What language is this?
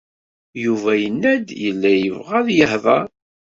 Kabyle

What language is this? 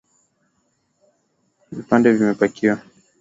Swahili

